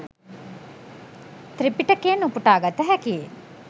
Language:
Sinhala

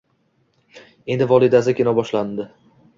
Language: Uzbek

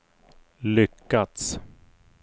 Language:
Swedish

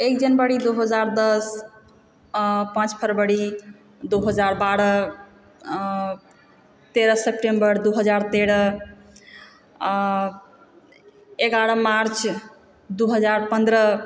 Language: Maithili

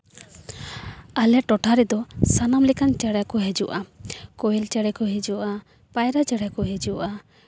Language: Santali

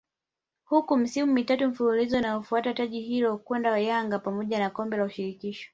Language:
Swahili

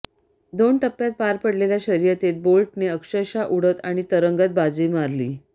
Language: Marathi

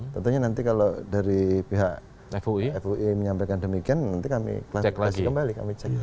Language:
Indonesian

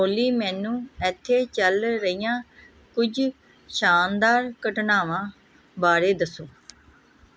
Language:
Punjabi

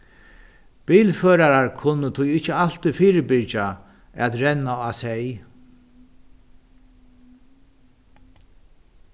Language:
Faroese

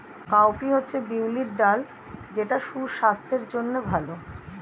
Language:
Bangla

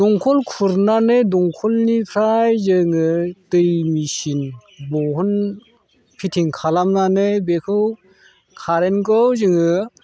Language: Bodo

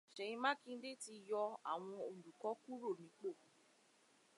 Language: Yoruba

